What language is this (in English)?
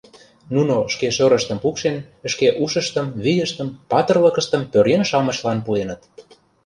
Mari